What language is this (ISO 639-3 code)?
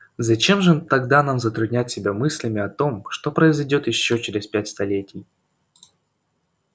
rus